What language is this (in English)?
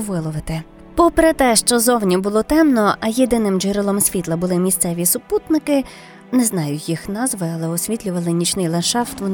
Ukrainian